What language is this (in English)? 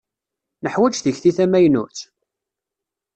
Kabyle